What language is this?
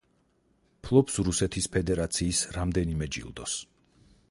Georgian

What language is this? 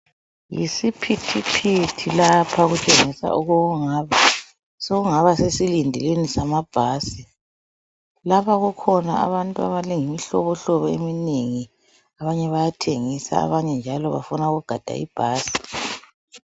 North Ndebele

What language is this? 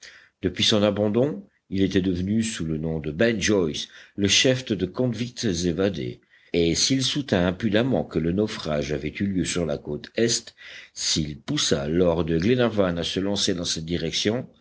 French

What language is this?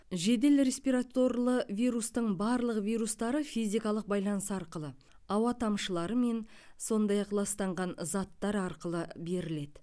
Kazakh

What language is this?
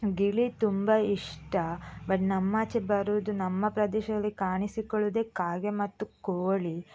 Kannada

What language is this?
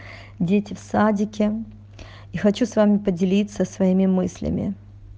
Russian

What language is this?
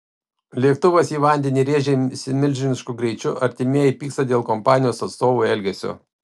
Lithuanian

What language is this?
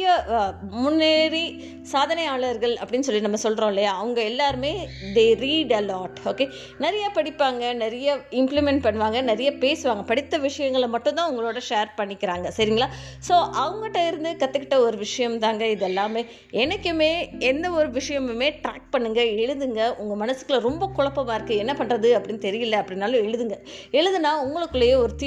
Tamil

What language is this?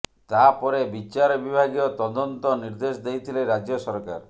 Odia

